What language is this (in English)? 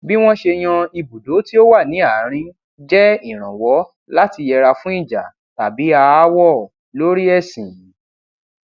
Yoruba